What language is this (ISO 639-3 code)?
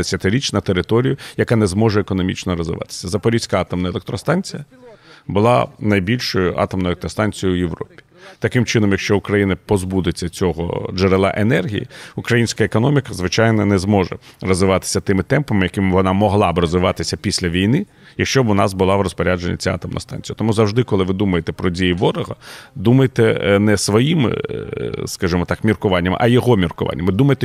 ukr